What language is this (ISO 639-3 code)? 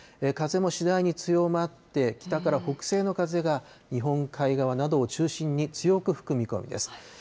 jpn